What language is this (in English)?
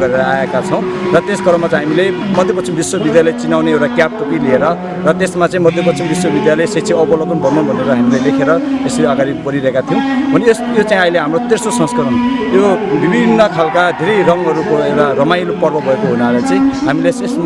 Nepali